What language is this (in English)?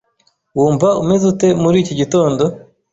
Kinyarwanda